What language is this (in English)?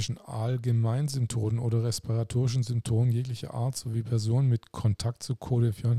German